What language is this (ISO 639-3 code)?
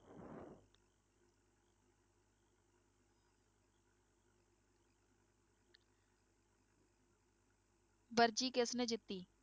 pan